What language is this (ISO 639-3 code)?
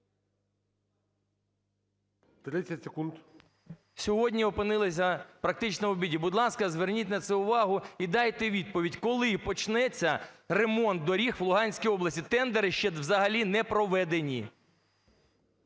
ukr